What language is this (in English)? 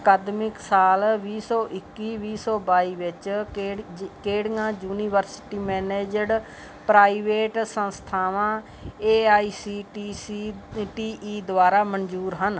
Punjabi